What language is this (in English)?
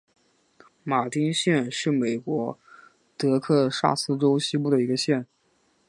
Chinese